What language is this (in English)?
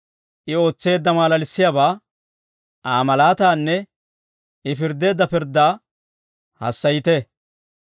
Dawro